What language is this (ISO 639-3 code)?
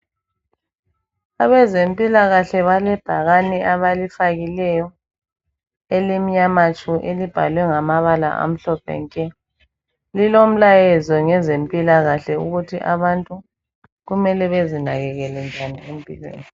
nde